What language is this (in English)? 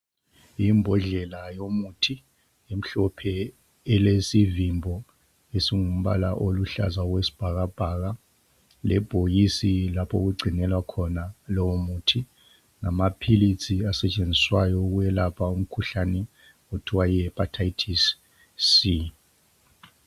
North Ndebele